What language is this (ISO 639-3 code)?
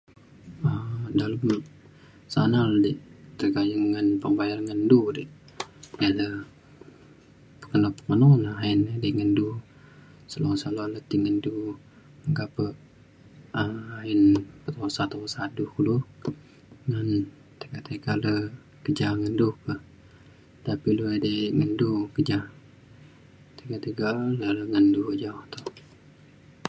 xkl